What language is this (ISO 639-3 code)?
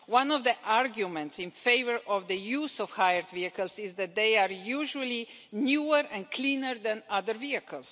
eng